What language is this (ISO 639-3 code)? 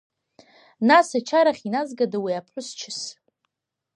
abk